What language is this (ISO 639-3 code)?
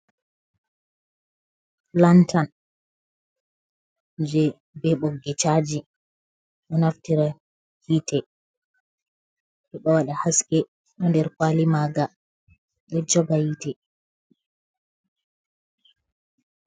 ful